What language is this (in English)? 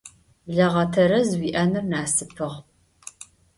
Adyghe